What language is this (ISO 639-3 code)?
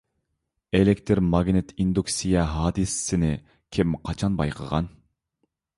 uig